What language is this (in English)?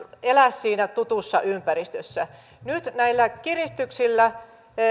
Finnish